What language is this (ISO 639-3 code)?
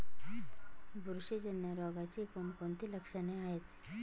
mar